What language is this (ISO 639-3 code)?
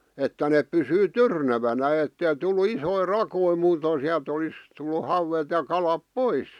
fin